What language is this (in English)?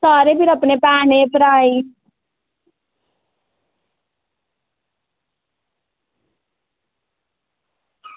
Dogri